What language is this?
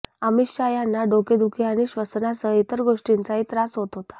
Marathi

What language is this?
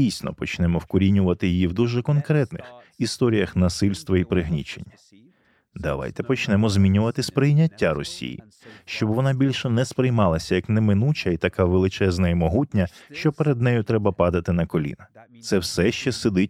Ukrainian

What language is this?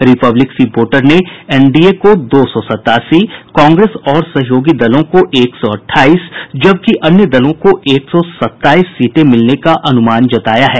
Hindi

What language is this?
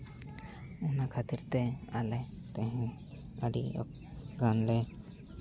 Santali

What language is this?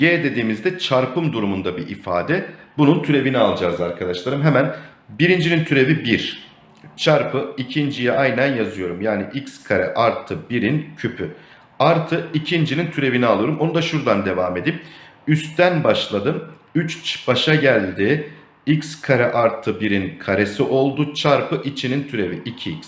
Turkish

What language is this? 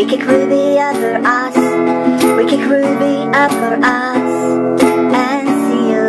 English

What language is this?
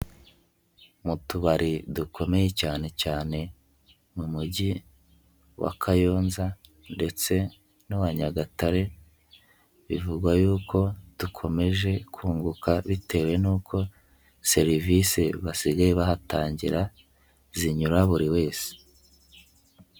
Kinyarwanda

